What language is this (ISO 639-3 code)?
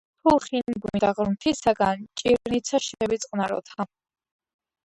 kat